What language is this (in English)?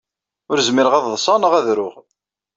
Kabyle